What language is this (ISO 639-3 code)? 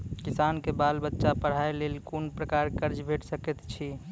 mai